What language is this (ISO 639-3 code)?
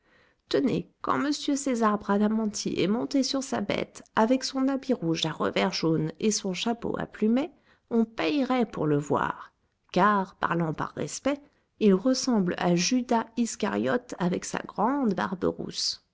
fra